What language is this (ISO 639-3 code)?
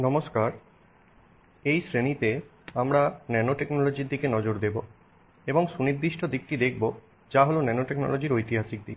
ben